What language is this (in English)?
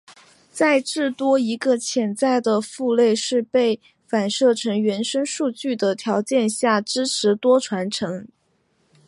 Chinese